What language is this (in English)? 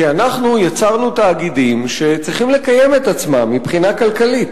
Hebrew